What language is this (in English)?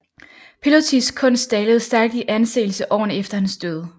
Danish